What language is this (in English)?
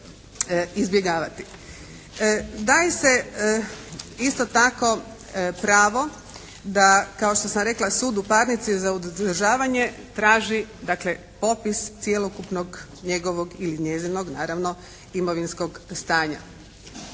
Croatian